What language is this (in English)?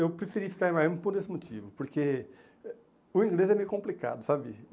Portuguese